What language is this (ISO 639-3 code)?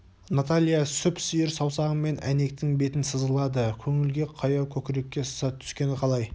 kaz